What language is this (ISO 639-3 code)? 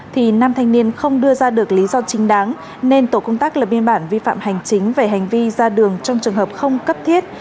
vie